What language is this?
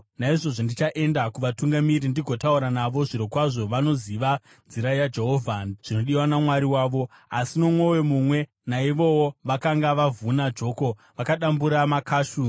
Shona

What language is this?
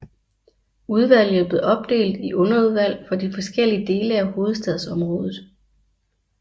Danish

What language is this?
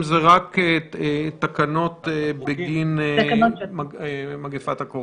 Hebrew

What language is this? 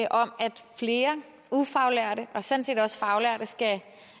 Danish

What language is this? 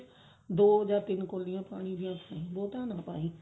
Punjabi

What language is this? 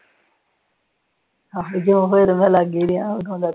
Punjabi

